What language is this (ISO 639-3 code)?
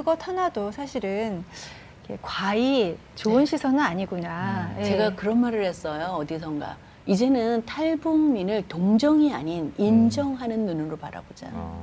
kor